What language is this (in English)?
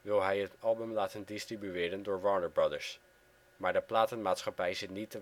Dutch